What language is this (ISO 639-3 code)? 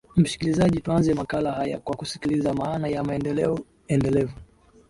swa